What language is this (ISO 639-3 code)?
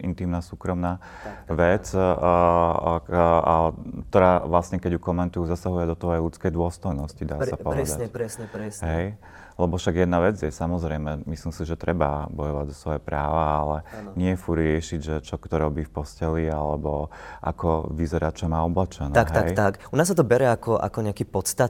slk